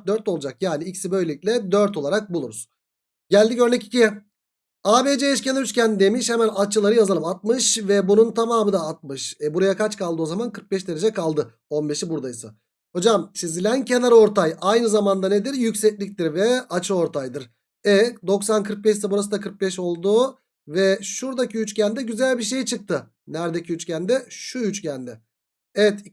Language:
Turkish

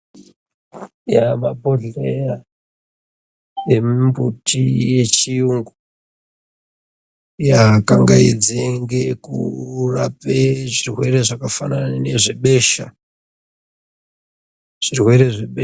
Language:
Ndau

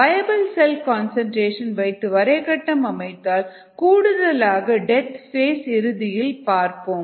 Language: Tamil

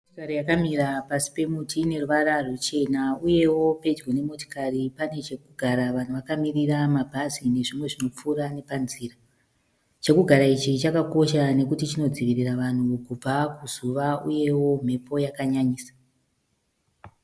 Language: Shona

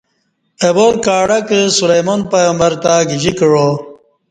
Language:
Kati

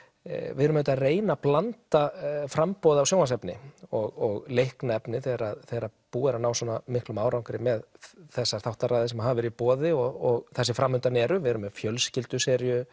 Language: Icelandic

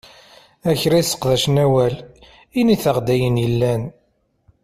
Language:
Kabyle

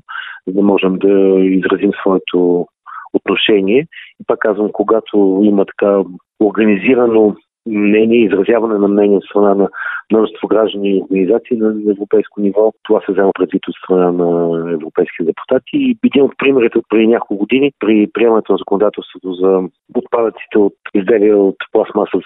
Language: Bulgarian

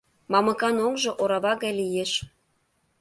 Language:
Mari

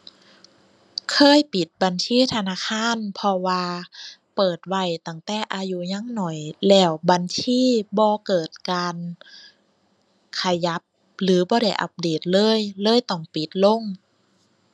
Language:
Thai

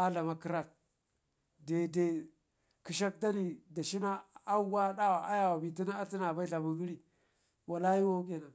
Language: Ngizim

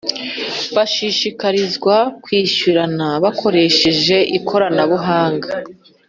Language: Kinyarwanda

